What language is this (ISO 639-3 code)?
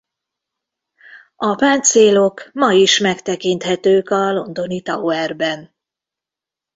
hun